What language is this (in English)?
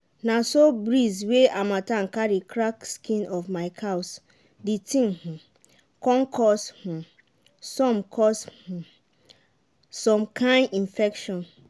Nigerian Pidgin